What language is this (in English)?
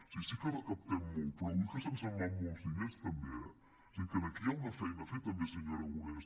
Catalan